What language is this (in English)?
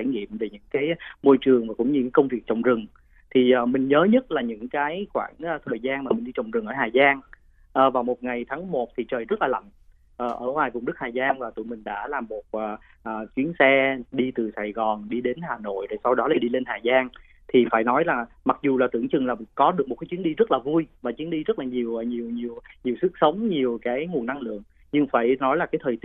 Vietnamese